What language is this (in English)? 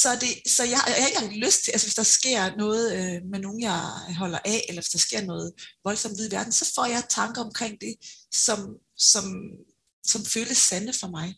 Danish